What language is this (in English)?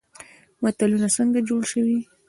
Pashto